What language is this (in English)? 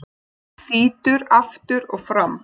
Icelandic